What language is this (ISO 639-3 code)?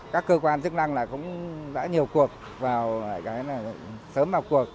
vie